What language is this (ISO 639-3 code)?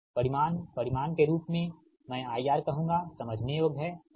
hin